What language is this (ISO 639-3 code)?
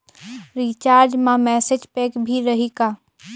hne